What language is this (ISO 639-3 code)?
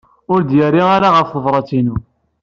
kab